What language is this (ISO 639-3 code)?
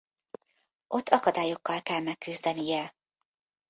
hun